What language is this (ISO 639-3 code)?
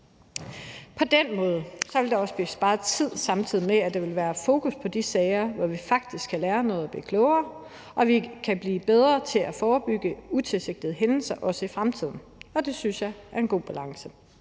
dan